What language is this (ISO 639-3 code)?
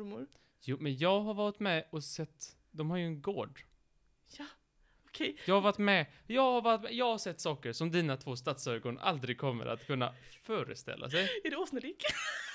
swe